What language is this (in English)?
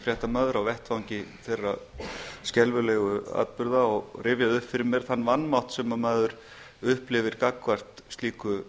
Icelandic